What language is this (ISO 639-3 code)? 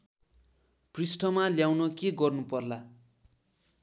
nep